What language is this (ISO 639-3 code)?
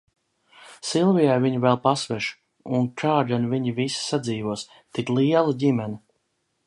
lav